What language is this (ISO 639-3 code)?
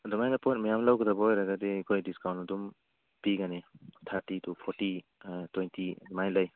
mni